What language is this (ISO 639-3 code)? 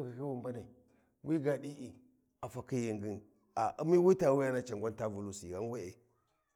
wji